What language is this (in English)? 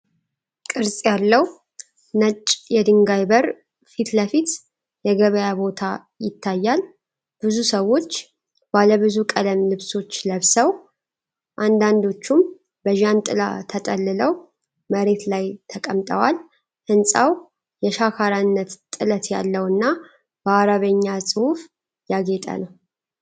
Amharic